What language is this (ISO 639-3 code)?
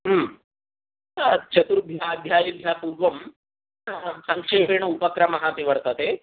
san